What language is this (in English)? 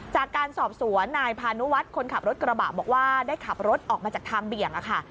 Thai